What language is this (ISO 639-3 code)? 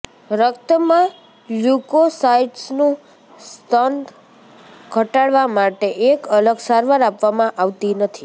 guj